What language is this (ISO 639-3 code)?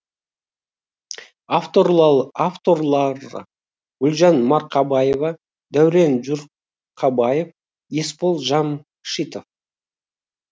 kaz